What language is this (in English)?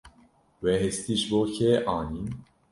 Kurdish